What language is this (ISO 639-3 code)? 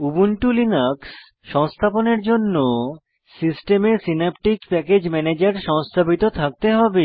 ben